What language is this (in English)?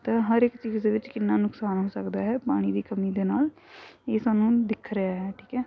Punjabi